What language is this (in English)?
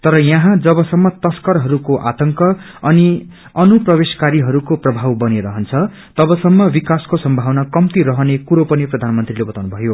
Nepali